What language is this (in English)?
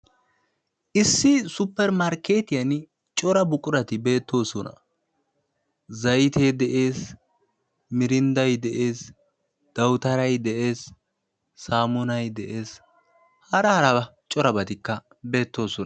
Wolaytta